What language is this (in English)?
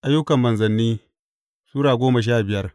Hausa